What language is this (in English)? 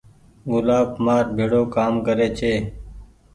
Goaria